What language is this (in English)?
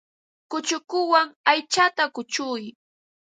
Ambo-Pasco Quechua